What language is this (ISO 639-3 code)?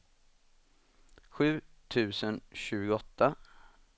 swe